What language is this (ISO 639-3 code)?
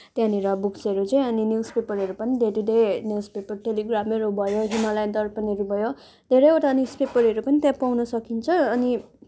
nep